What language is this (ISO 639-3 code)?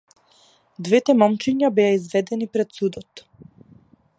mkd